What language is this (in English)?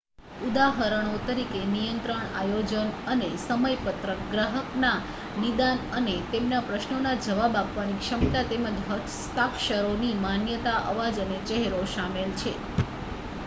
Gujarati